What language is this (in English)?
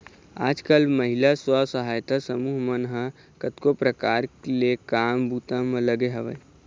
Chhattisgarhi